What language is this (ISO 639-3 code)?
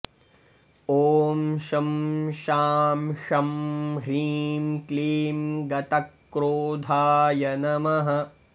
san